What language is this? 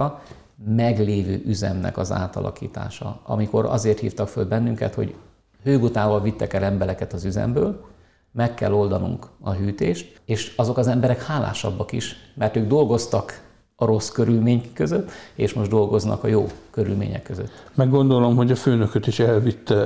Hungarian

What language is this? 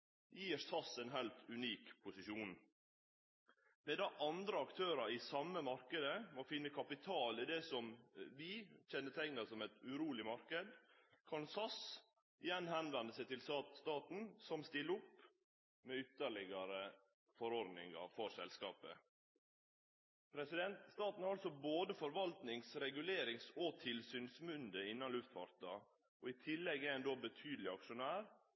Norwegian Nynorsk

